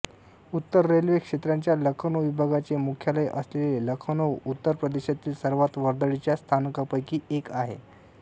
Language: Marathi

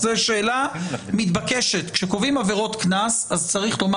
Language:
Hebrew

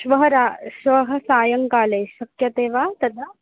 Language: Sanskrit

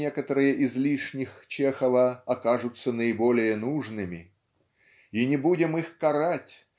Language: Russian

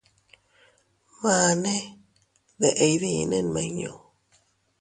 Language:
Teutila Cuicatec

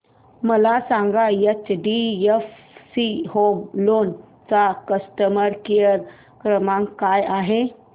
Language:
Marathi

